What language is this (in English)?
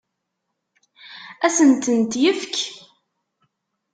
Kabyle